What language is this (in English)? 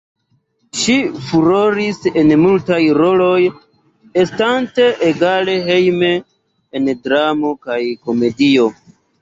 Esperanto